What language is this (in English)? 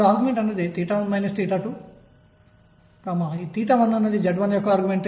Telugu